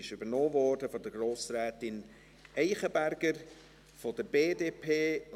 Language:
Swiss German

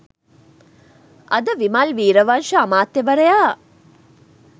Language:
Sinhala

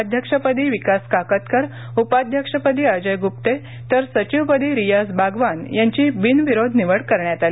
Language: Marathi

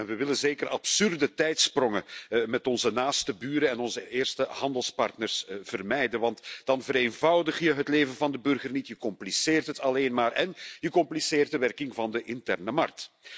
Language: Dutch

